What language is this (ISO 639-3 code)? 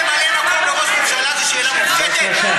heb